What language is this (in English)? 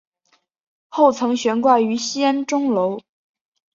Chinese